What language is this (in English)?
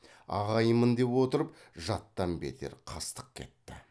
Kazakh